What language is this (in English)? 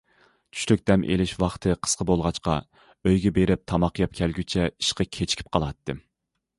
Uyghur